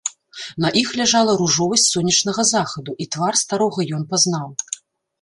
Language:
Belarusian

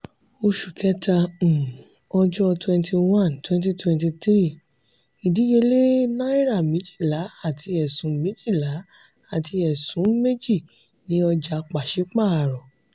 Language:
Yoruba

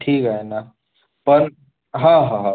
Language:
Marathi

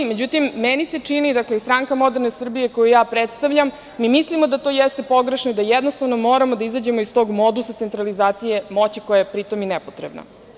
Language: Serbian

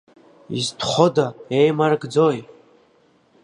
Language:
Abkhazian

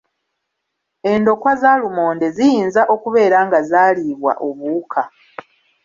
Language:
Ganda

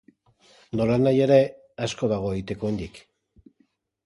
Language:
Basque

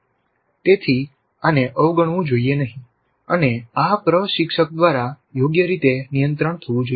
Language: Gujarati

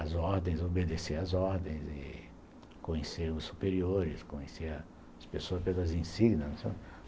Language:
Portuguese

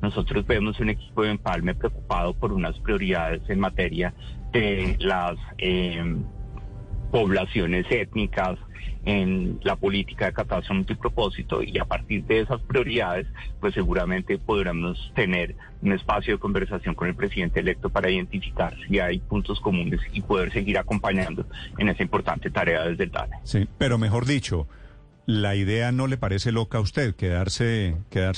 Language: Spanish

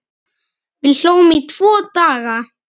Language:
Icelandic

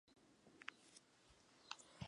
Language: Chinese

